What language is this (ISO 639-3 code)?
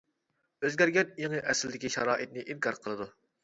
uig